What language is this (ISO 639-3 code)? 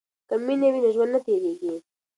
pus